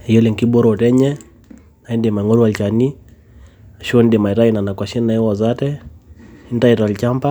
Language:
Masai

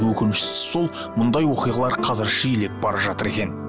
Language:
Kazakh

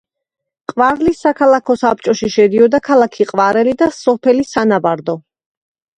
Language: Georgian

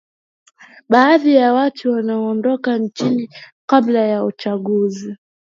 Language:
Swahili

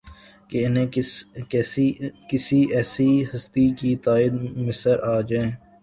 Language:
Urdu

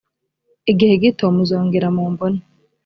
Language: Kinyarwanda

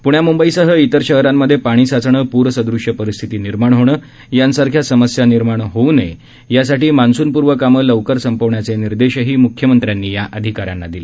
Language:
Marathi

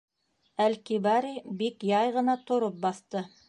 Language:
Bashkir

